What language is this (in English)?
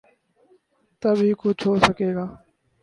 Urdu